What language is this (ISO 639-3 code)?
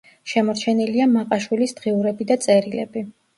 kat